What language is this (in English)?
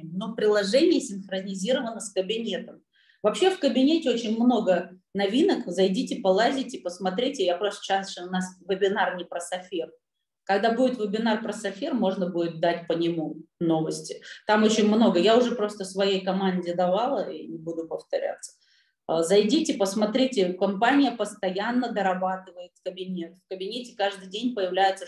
Russian